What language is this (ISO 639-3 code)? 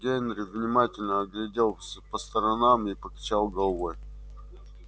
rus